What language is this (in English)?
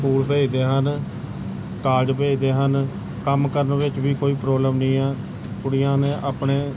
Punjabi